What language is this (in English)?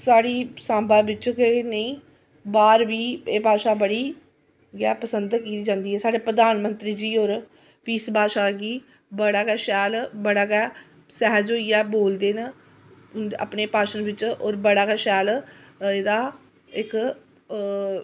Dogri